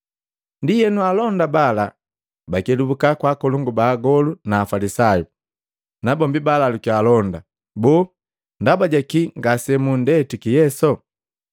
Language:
Matengo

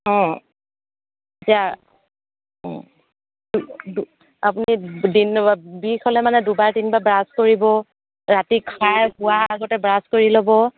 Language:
Assamese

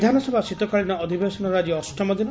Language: Odia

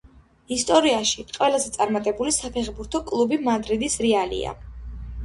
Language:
Georgian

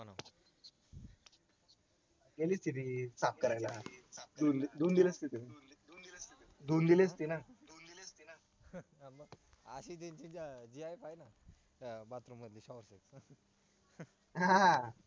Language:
Marathi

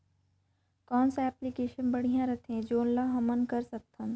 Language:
Chhattisgarhi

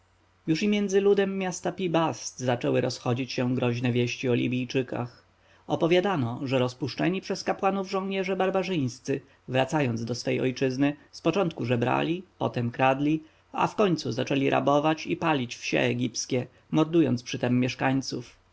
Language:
Polish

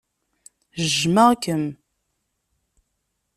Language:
Kabyle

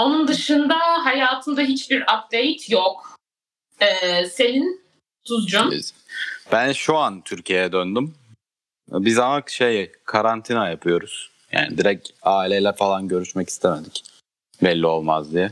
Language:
Turkish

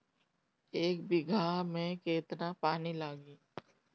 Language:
Bhojpuri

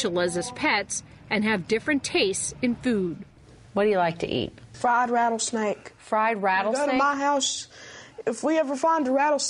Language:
English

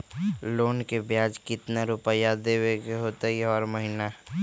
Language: Magahi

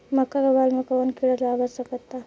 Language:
Bhojpuri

